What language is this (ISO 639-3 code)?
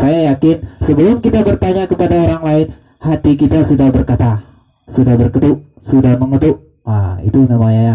ind